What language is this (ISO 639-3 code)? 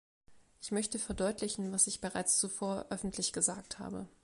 deu